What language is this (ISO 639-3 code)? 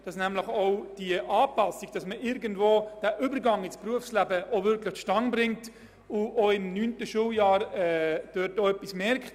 gsw